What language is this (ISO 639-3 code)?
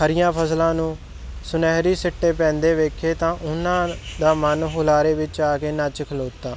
pan